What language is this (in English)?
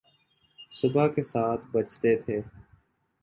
Urdu